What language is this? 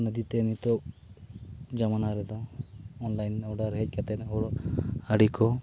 Santali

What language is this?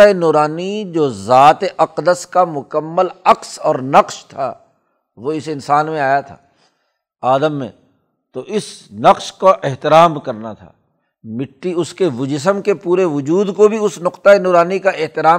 Urdu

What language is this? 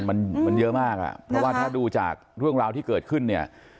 Thai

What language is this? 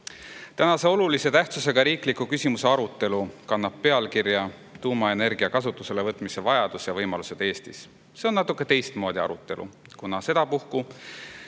Estonian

